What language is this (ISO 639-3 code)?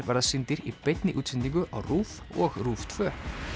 isl